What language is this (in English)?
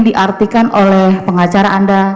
Indonesian